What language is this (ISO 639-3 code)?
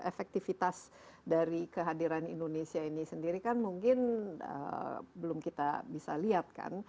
ind